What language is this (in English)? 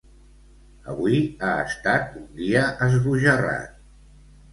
Catalan